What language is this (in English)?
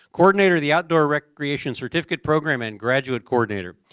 English